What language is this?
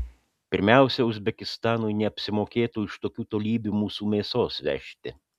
Lithuanian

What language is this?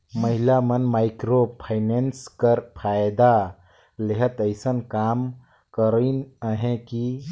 Chhattisgarhi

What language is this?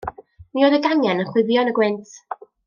Welsh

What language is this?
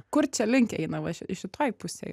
Lithuanian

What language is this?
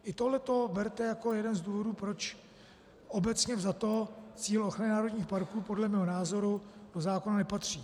Czech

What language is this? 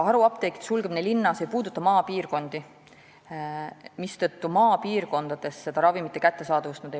Estonian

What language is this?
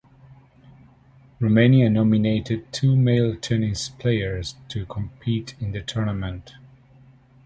English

